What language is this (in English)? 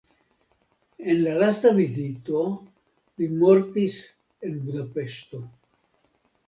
Esperanto